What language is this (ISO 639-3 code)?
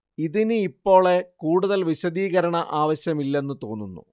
mal